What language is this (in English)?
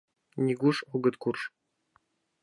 Mari